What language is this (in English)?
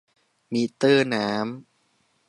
Thai